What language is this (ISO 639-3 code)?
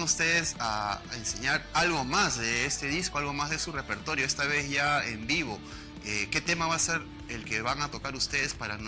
spa